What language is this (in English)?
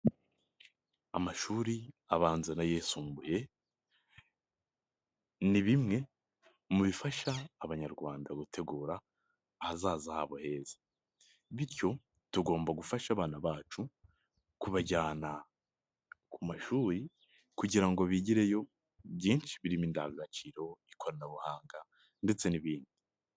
Kinyarwanda